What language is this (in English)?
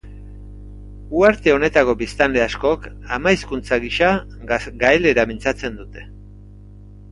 Basque